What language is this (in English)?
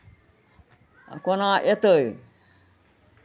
Maithili